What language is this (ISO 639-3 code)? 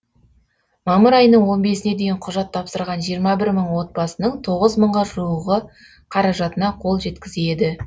kaz